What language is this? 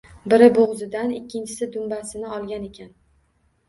Uzbek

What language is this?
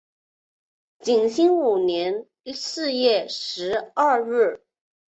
Chinese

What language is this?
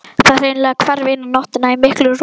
Icelandic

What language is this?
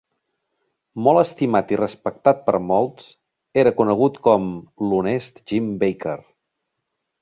Catalan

